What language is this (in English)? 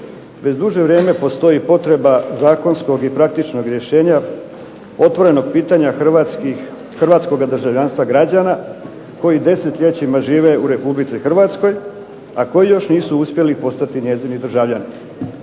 Croatian